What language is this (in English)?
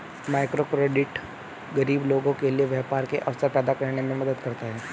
Hindi